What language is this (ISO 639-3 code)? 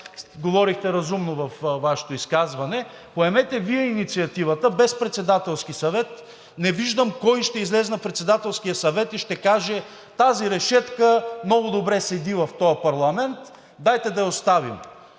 bul